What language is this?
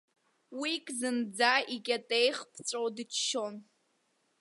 Abkhazian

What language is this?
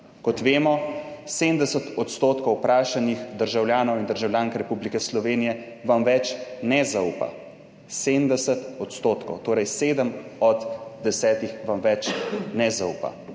Slovenian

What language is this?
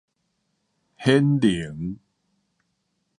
Min Nan Chinese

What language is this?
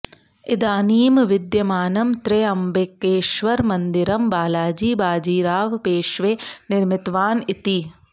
Sanskrit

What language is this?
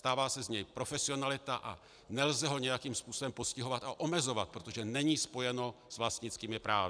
Czech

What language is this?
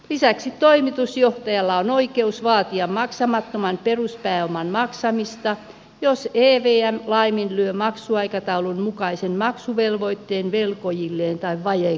Finnish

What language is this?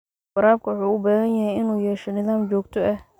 Somali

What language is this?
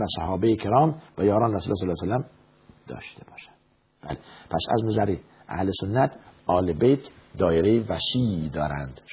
Persian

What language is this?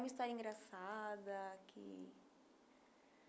Portuguese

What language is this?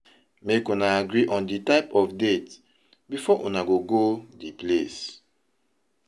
Nigerian Pidgin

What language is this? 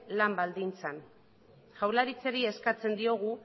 Basque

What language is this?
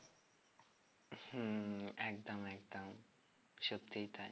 Bangla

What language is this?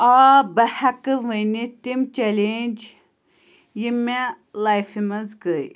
Kashmiri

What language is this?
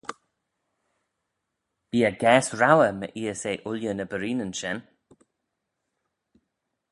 Manx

